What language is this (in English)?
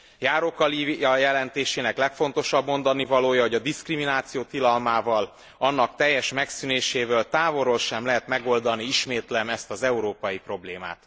Hungarian